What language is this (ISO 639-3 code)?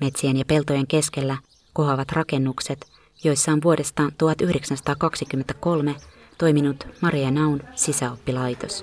fin